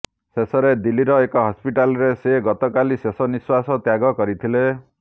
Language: Odia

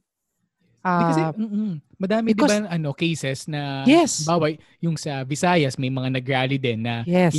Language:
Filipino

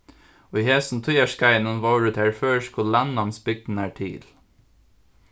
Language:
Faroese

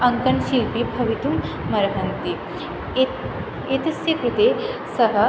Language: Sanskrit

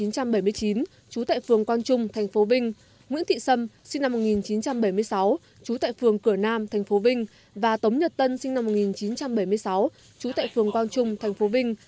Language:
Vietnamese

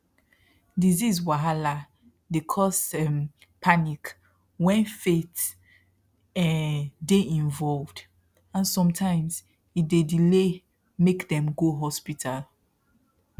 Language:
Nigerian Pidgin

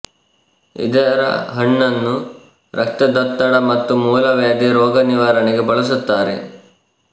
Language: Kannada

